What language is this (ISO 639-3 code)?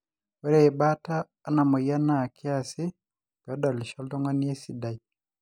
mas